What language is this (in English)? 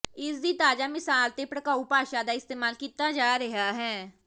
Punjabi